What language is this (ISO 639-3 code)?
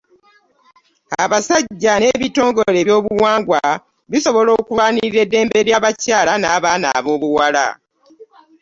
lug